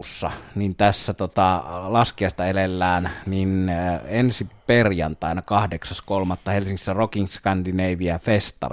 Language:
Finnish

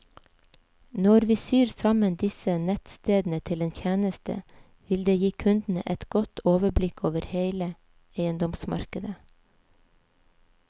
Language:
Norwegian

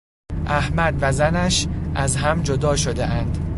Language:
Persian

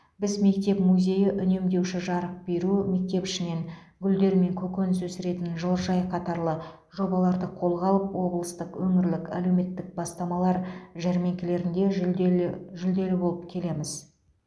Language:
Kazakh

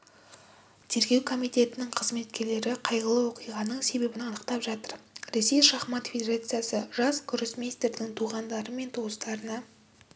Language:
Kazakh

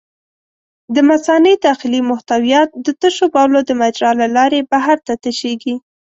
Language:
Pashto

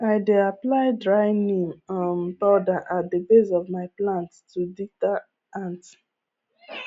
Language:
Nigerian Pidgin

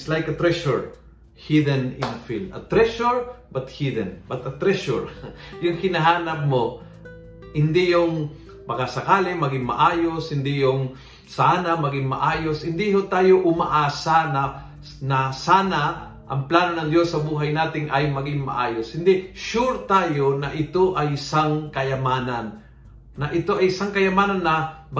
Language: Filipino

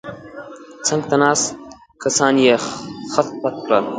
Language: Pashto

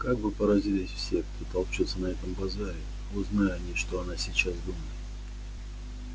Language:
Russian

